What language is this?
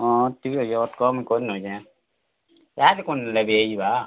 Odia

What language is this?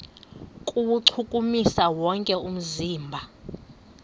Xhosa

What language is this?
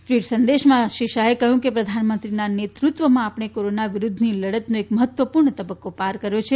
Gujarati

